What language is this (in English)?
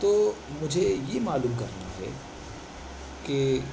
Urdu